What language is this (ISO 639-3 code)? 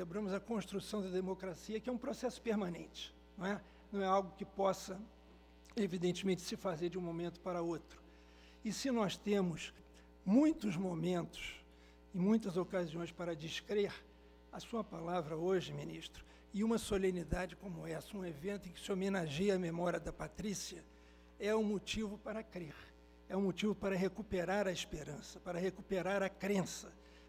por